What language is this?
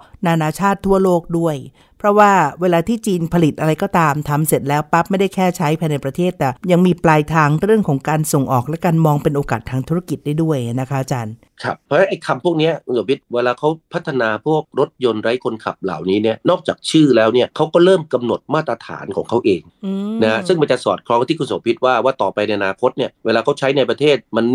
Thai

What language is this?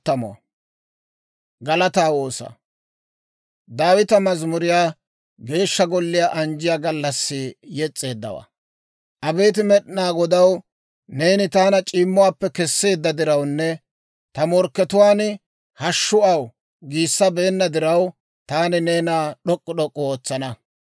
Dawro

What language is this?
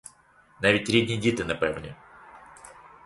Ukrainian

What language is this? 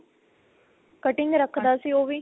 Punjabi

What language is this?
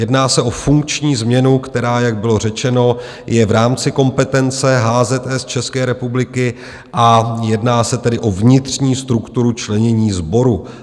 Czech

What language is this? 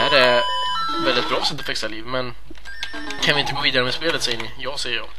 Swedish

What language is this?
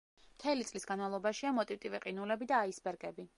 Georgian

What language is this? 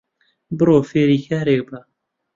Central Kurdish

